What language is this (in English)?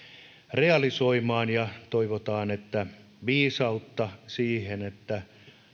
Finnish